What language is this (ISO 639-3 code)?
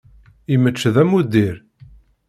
kab